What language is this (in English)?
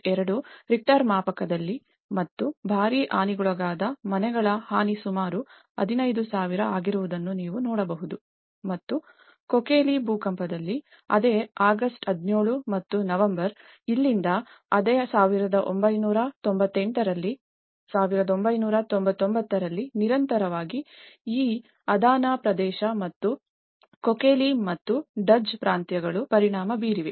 Kannada